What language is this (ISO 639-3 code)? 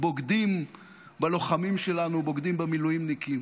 heb